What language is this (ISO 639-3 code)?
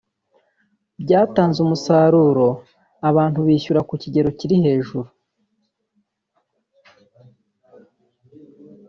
kin